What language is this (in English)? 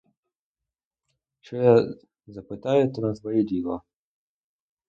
Ukrainian